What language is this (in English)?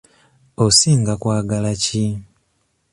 Ganda